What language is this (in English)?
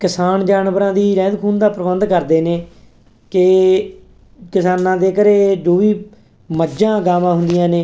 Punjabi